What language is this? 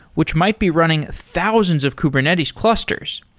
English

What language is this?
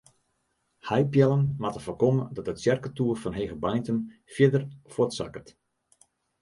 Western Frisian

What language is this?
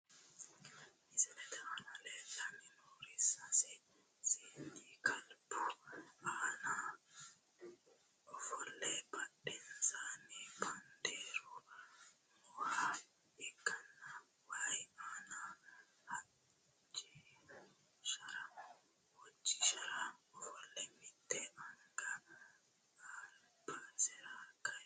Sidamo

